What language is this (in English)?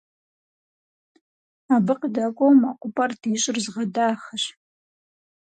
Kabardian